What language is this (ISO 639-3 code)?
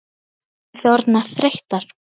isl